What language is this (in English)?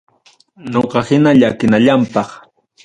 Ayacucho Quechua